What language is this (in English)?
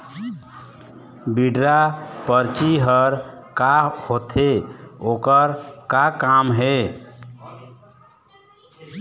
Chhattisgarhi